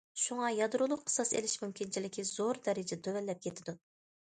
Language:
Uyghur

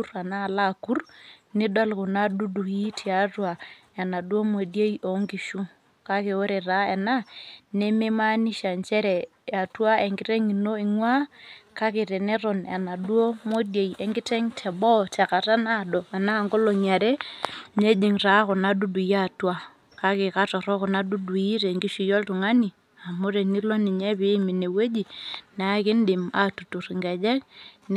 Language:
Masai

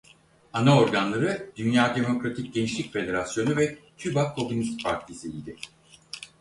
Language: Turkish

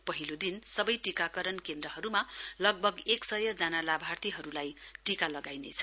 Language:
Nepali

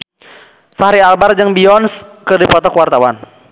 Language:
Sundanese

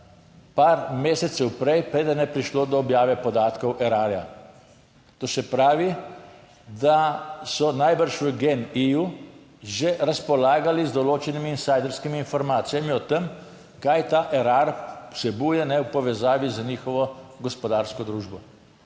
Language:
Slovenian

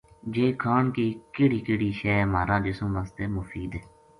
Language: Gujari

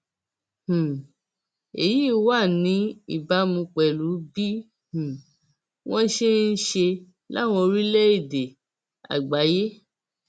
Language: Yoruba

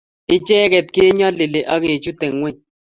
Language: Kalenjin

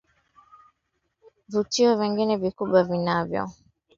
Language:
Swahili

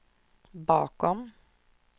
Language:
Swedish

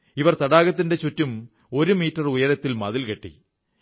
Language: Malayalam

